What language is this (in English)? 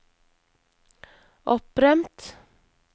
Norwegian